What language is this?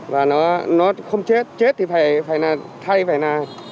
Vietnamese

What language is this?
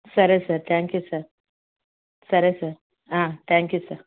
Telugu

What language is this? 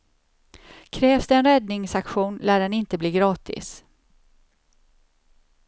Swedish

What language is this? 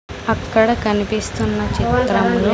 Telugu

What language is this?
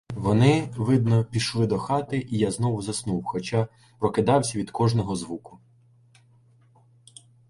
Ukrainian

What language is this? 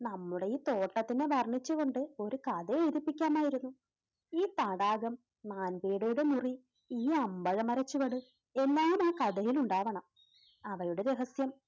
Malayalam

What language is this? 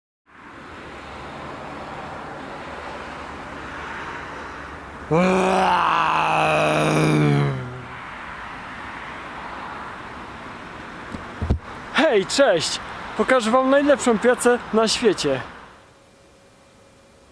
Polish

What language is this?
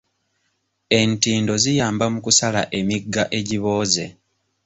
Ganda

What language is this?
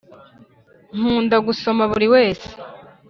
Kinyarwanda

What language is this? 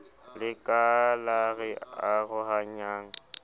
Southern Sotho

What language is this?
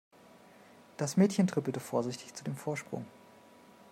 German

